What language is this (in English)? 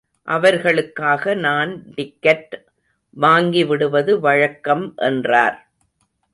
Tamil